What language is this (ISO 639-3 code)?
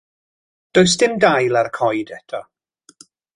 cym